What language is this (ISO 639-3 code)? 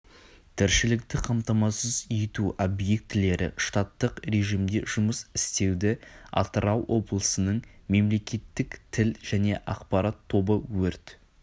kaz